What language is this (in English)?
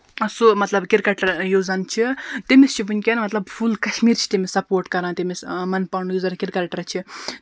Kashmiri